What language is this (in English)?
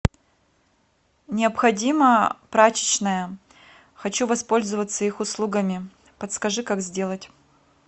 Russian